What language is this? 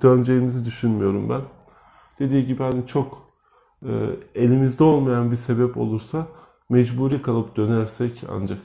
Turkish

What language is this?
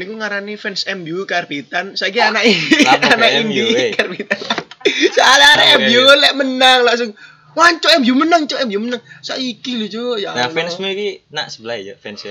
Indonesian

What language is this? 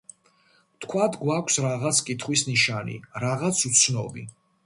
Georgian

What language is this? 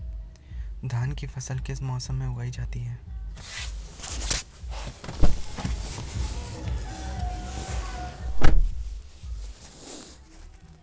Hindi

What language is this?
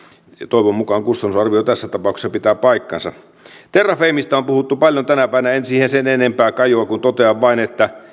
Finnish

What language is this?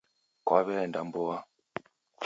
Taita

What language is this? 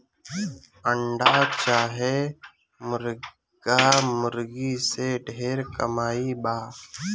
Bhojpuri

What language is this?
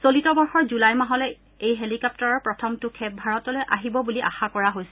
Assamese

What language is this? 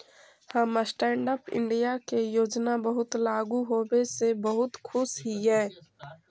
Magahi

